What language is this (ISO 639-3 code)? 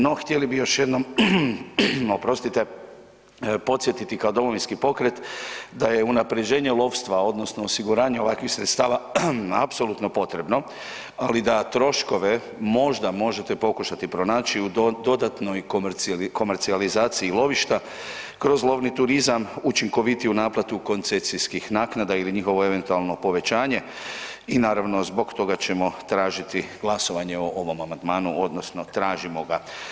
hrv